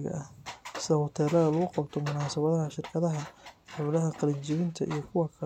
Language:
Somali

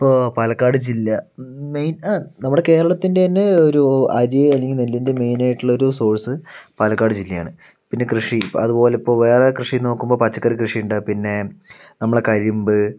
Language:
Malayalam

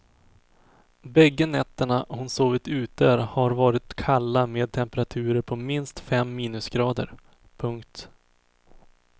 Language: Swedish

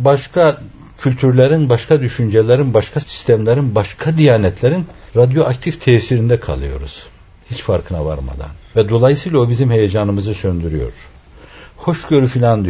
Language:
Turkish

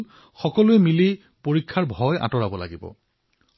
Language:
Assamese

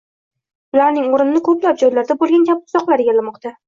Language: Uzbek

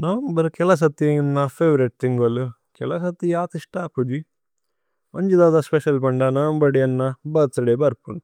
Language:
Tulu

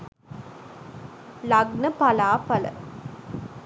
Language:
Sinhala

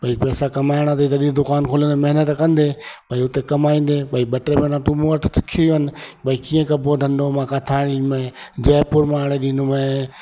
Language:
Sindhi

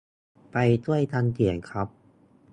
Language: Thai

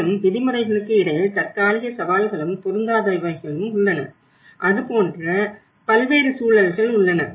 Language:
Tamil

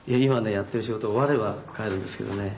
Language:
Japanese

